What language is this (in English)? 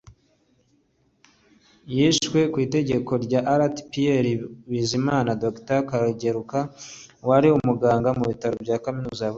Kinyarwanda